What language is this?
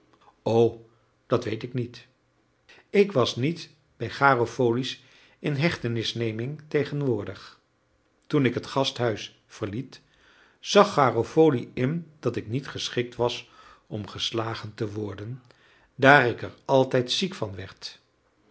Dutch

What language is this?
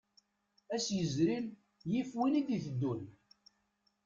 Kabyle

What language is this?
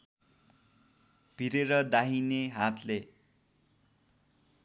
Nepali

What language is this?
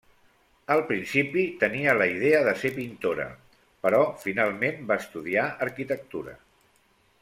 Catalan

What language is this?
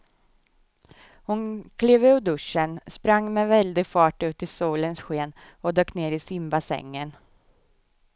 Swedish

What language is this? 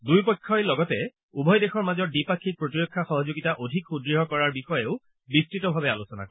Assamese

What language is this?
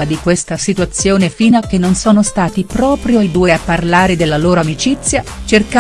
Italian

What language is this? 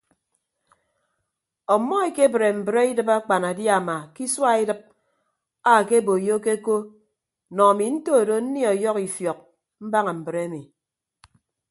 Ibibio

